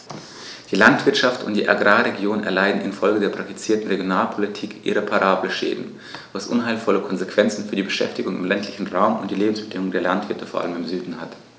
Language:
German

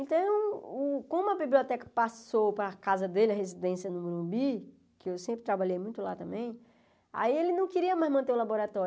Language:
Portuguese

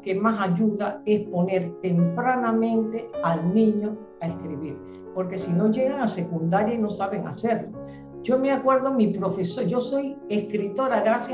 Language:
Spanish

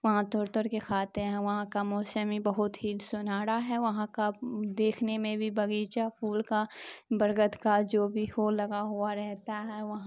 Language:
Urdu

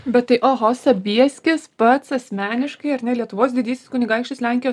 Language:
Lithuanian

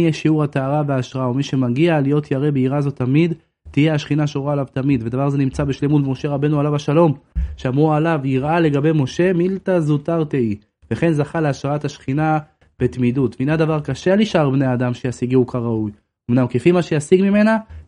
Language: Hebrew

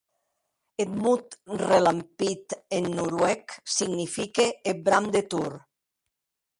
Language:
Occitan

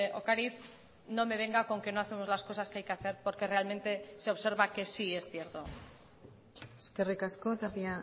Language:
Spanish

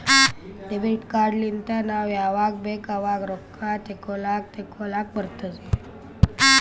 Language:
Kannada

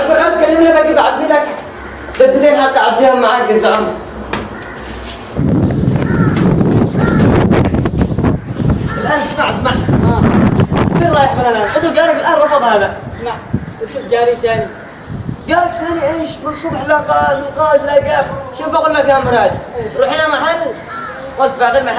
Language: Arabic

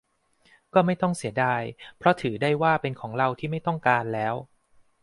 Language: Thai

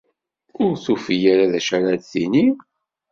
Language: Kabyle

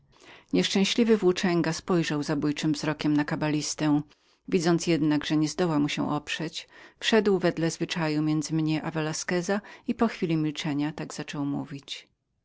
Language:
Polish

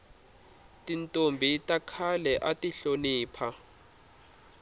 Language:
Tsonga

